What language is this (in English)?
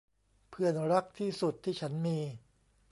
Thai